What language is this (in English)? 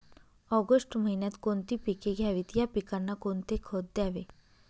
Marathi